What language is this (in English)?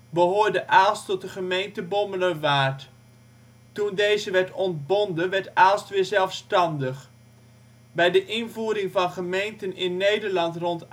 Dutch